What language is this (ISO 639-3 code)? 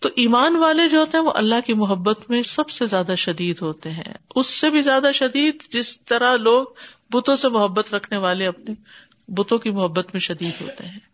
urd